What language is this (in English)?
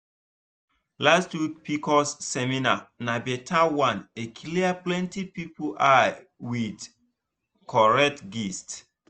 Nigerian Pidgin